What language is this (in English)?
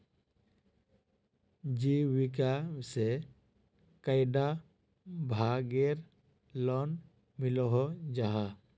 Magahi